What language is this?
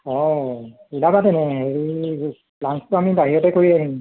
Assamese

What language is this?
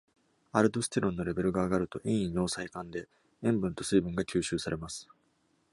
Japanese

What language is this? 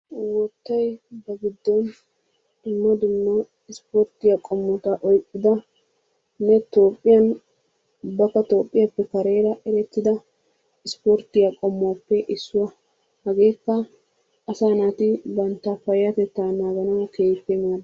Wolaytta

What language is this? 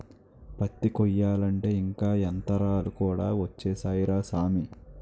Telugu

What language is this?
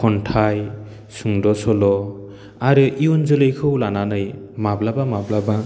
Bodo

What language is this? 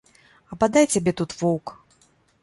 Belarusian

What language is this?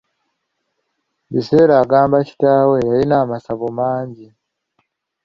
Ganda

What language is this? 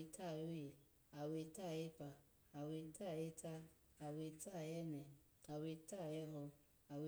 Alago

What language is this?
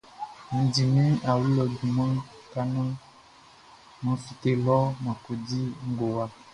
Baoulé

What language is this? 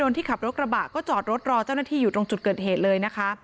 Thai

